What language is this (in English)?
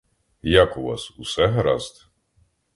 Ukrainian